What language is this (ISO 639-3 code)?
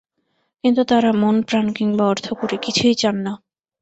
ben